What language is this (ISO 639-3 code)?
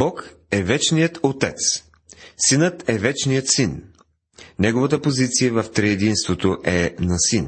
bul